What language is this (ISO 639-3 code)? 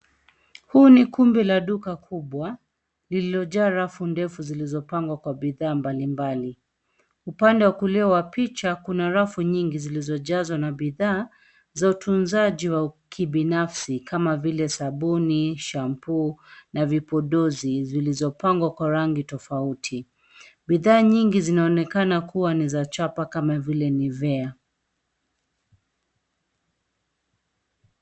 swa